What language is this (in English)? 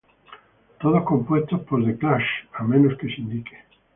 Spanish